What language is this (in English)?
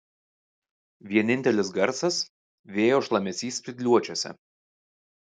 Lithuanian